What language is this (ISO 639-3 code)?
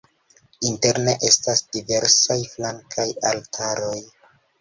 epo